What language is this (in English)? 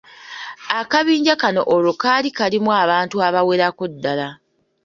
Ganda